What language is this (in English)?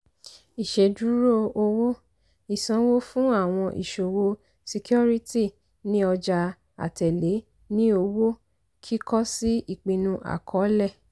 Yoruba